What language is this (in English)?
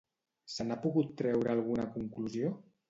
Catalan